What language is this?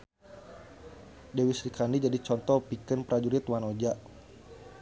Sundanese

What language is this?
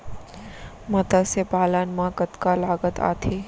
Chhattisgarhi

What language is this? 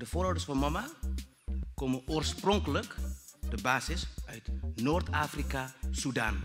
Dutch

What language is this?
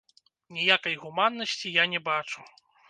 Belarusian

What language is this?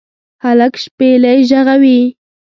Pashto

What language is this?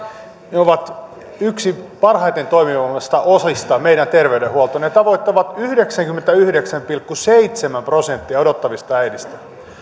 Finnish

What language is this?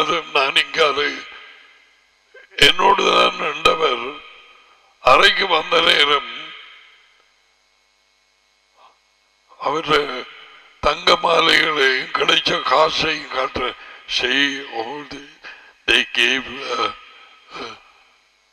Tamil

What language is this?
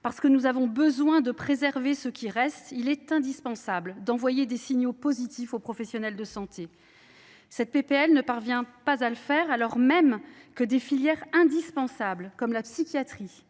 French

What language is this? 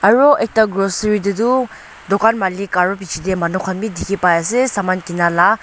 Naga Pidgin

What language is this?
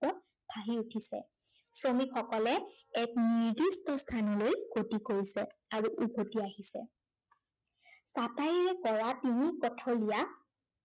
Assamese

